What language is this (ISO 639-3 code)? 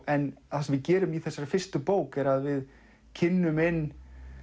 isl